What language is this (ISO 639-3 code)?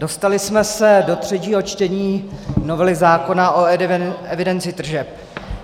ces